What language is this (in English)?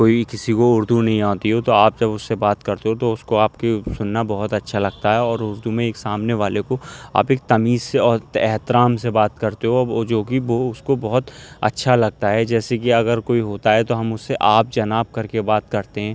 Urdu